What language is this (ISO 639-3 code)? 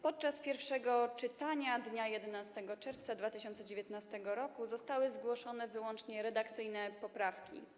pol